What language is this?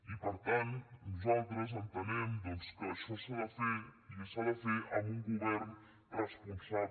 Catalan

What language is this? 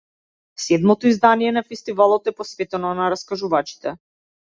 Macedonian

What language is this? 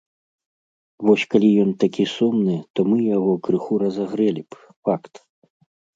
Belarusian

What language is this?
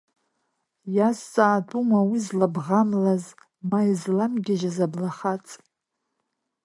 Abkhazian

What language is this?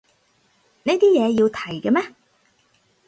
Cantonese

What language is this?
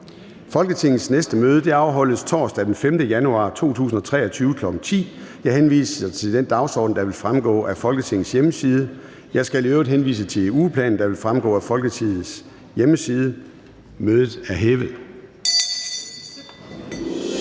Danish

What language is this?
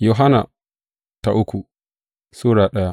Hausa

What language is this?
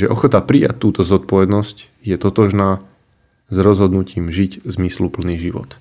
Slovak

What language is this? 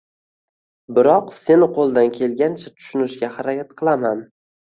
Uzbek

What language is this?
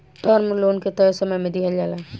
Bhojpuri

